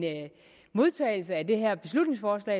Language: Danish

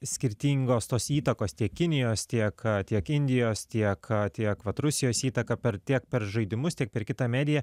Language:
Lithuanian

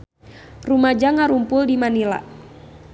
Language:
Sundanese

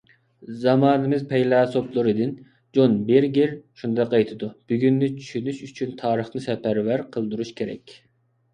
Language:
Uyghur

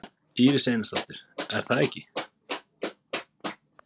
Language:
Icelandic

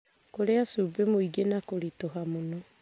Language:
Kikuyu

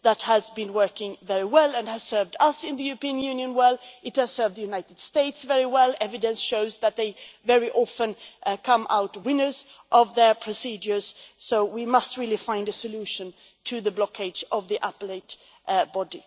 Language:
English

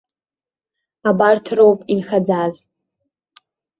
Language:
Abkhazian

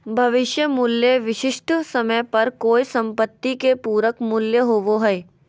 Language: Magahi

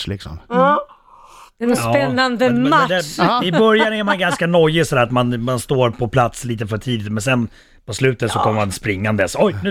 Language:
Swedish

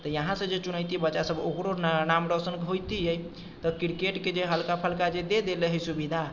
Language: Maithili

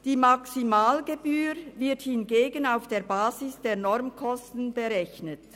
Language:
Swiss German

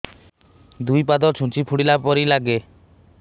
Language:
Odia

